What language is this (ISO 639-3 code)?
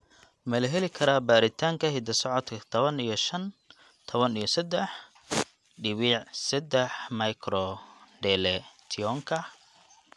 som